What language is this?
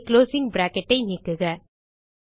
Tamil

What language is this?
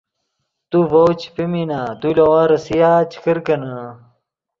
Yidgha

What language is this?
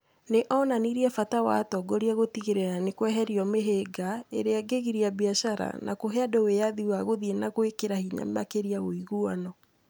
Kikuyu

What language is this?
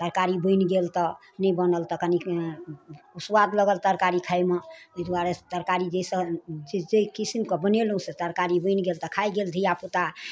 Maithili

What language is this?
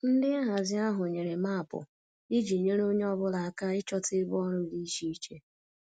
Igbo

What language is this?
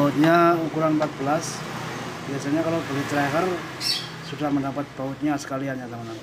Indonesian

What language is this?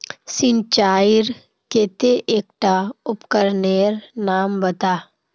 Magahi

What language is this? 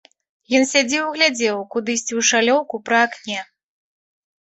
Belarusian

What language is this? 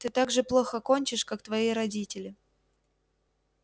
Russian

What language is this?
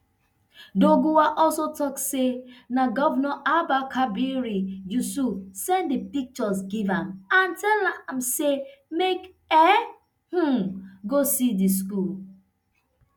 Nigerian Pidgin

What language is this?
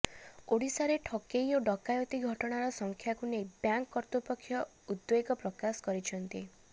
Odia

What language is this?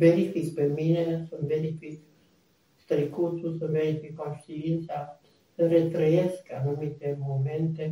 Romanian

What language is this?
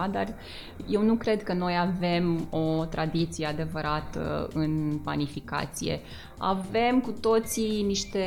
Romanian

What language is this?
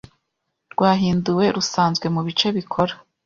Kinyarwanda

